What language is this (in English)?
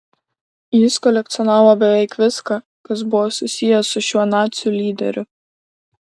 Lithuanian